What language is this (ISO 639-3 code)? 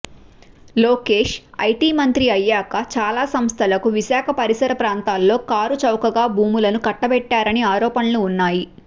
tel